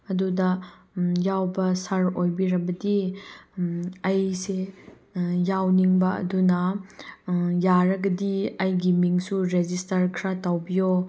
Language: Manipuri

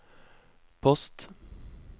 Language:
Norwegian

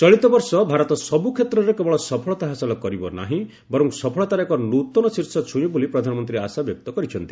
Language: Odia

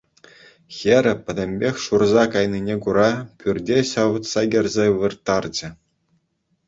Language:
Chuvash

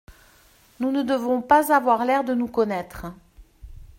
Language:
French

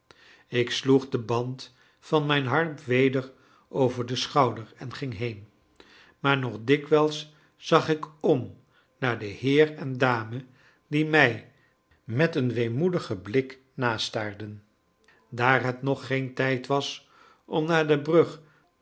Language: Dutch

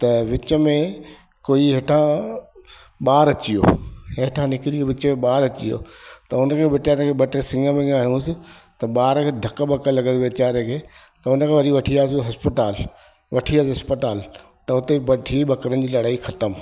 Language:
Sindhi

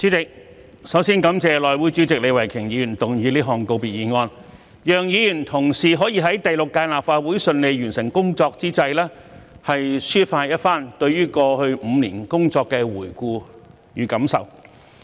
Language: Cantonese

